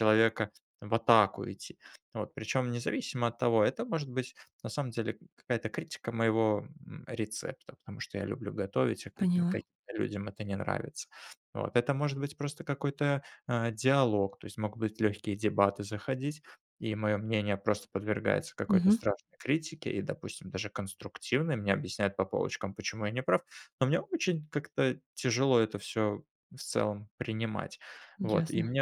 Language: Russian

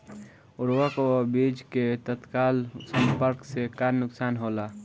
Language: Bhojpuri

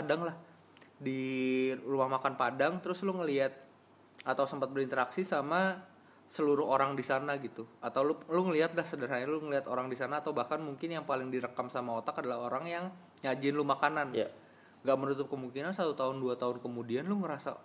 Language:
Indonesian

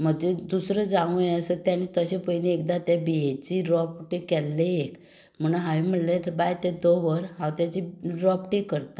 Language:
Konkani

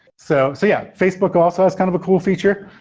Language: English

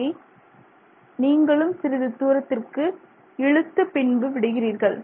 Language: Tamil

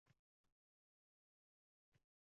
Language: Uzbek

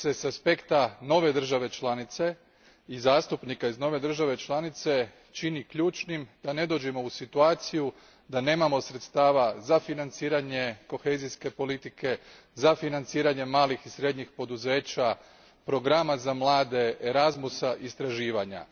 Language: Croatian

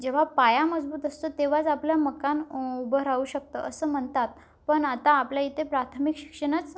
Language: Marathi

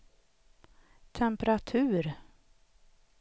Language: Swedish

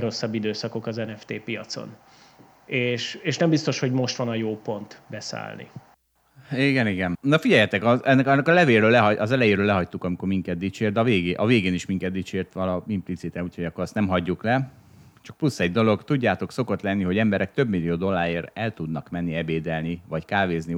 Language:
Hungarian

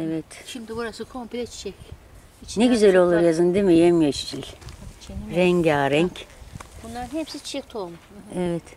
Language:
Turkish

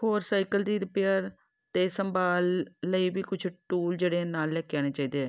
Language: Punjabi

